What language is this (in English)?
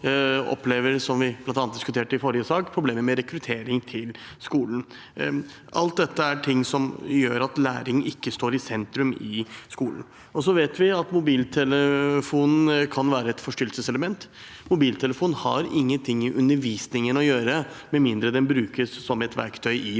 Norwegian